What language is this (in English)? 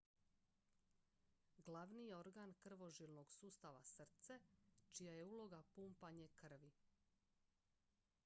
Croatian